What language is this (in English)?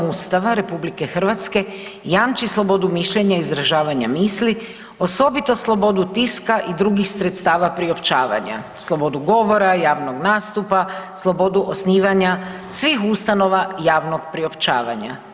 Croatian